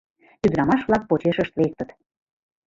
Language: Mari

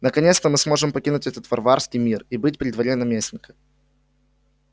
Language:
Russian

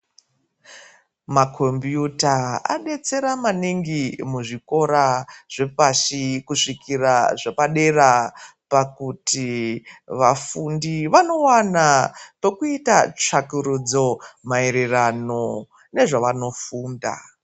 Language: Ndau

